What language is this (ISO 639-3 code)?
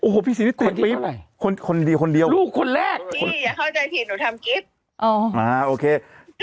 tha